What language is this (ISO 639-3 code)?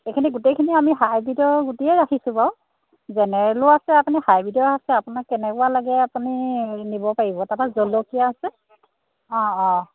asm